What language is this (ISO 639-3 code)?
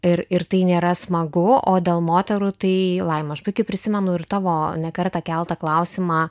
lit